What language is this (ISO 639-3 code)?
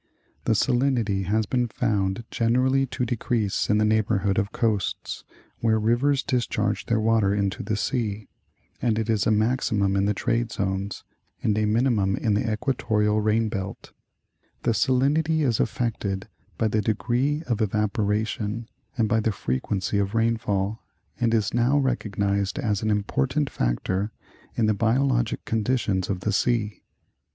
eng